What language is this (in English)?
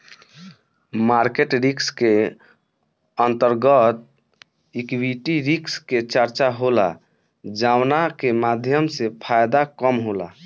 Bhojpuri